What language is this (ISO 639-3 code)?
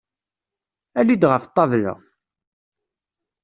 kab